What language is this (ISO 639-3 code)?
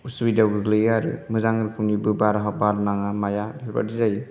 brx